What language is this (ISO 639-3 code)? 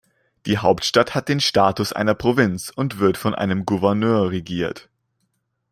deu